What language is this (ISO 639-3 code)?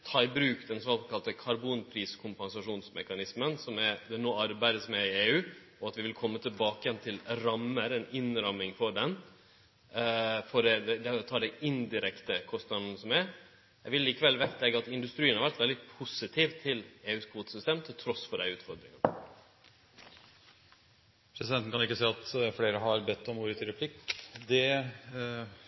nor